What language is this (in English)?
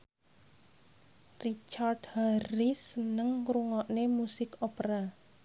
Javanese